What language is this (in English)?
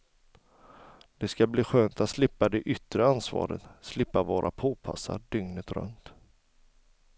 Swedish